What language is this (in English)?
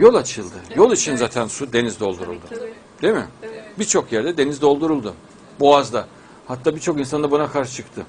Turkish